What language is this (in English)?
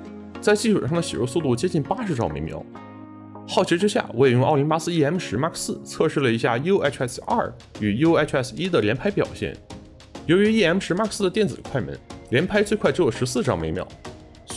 Chinese